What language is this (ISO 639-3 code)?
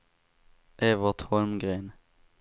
swe